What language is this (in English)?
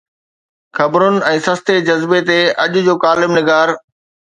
Sindhi